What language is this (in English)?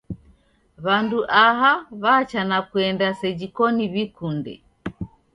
Taita